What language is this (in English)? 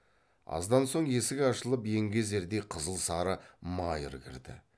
Kazakh